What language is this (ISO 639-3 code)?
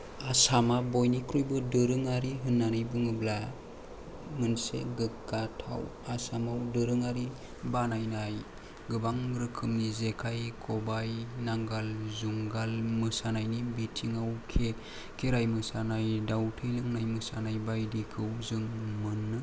brx